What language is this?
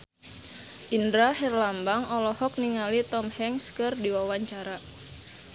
Sundanese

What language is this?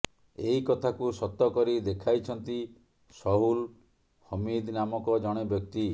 Odia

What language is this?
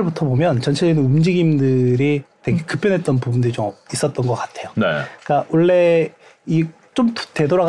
Korean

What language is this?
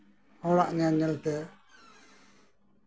Santali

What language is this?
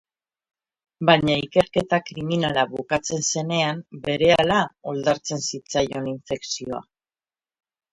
Basque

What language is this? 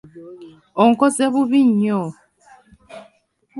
Ganda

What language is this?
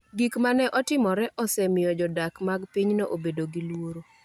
Luo (Kenya and Tanzania)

